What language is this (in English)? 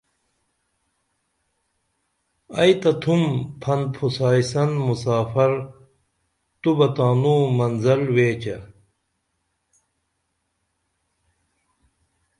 Dameli